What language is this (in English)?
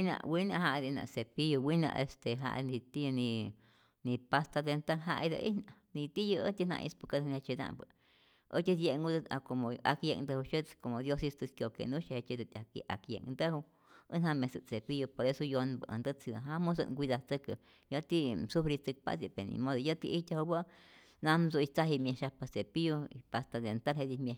Rayón Zoque